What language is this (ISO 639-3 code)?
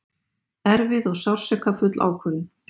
isl